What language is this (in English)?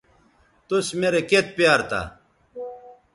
Bateri